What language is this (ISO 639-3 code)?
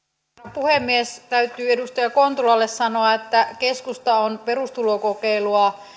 fin